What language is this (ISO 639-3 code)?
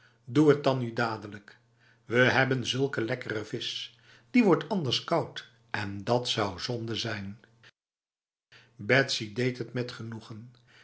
nld